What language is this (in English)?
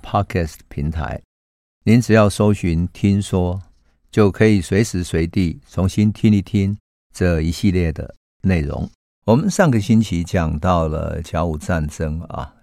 Chinese